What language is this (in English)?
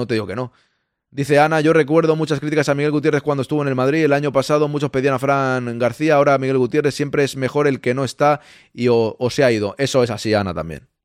Spanish